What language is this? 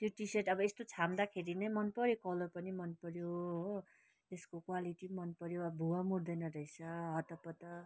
Nepali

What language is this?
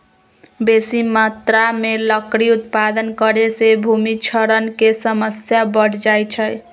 Magahi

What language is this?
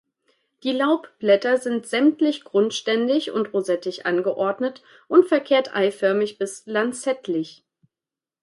German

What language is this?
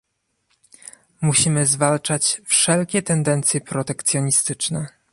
Polish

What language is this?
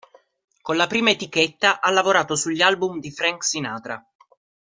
Italian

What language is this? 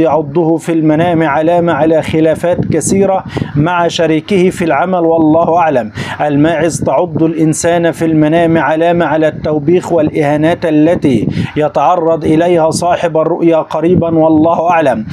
Arabic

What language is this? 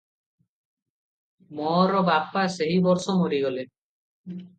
Odia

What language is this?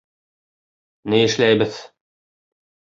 Bashkir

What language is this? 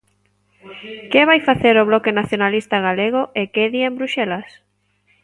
Galician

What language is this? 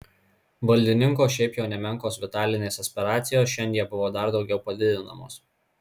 Lithuanian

